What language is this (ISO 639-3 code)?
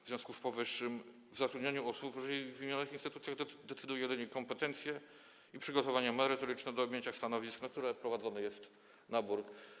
pol